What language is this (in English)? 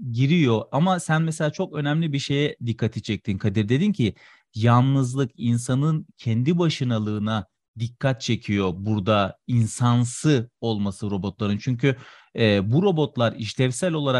Turkish